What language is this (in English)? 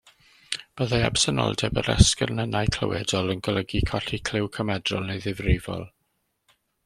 Welsh